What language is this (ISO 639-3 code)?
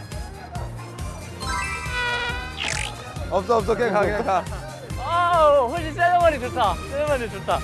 kor